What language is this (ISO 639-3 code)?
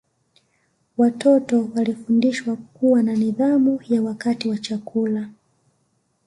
swa